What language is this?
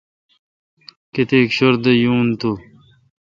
Kalkoti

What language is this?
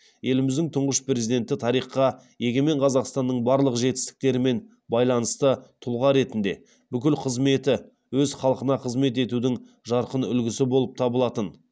Kazakh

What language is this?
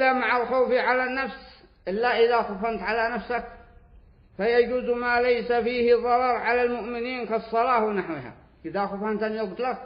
Arabic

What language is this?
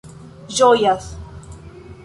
Esperanto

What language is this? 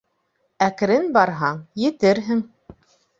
Bashkir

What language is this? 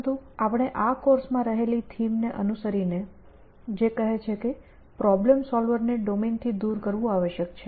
Gujarati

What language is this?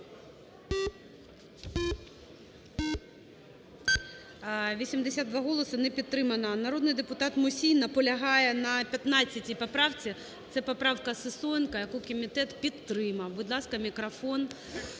Ukrainian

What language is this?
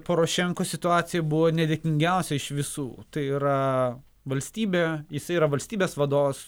Lithuanian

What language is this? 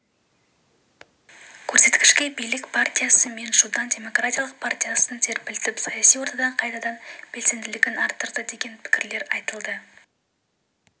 Kazakh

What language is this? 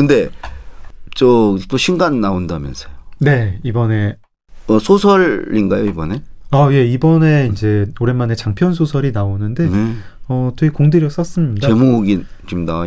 Korean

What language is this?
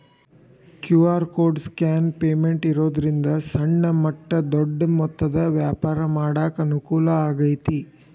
Kannada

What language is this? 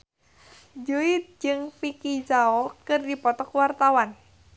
Sundanese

